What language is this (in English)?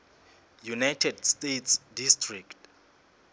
Southern Sotho